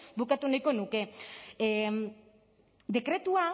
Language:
Basque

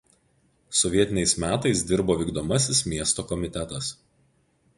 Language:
Lithuanian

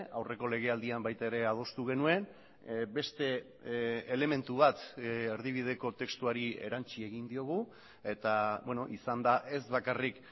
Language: Basque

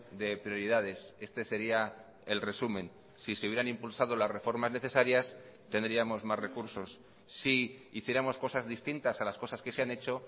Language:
Spanish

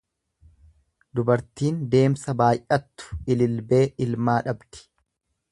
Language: Oromo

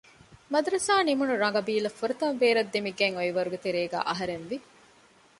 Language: Divehi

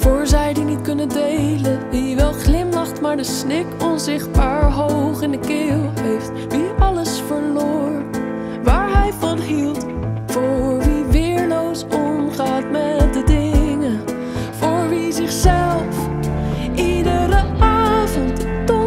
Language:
Dutch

